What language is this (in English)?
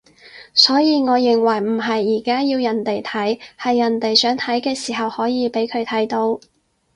Cantonese